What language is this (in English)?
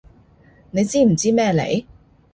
Cantonese